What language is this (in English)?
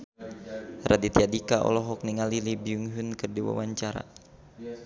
Sundanese